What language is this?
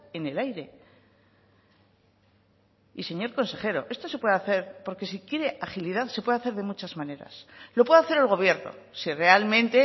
Spanish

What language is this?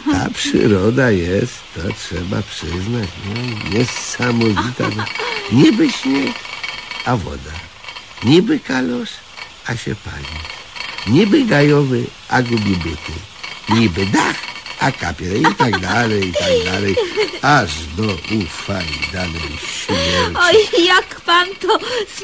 Polish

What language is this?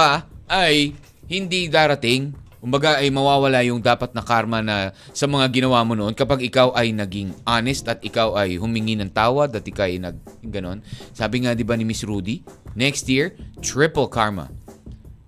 Filipino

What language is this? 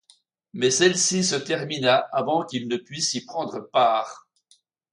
French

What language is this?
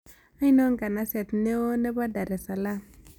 Kalenjin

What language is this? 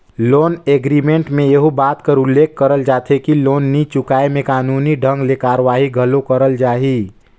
Chhattisgarhi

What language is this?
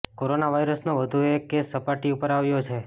Gujarati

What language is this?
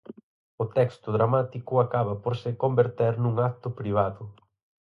Galician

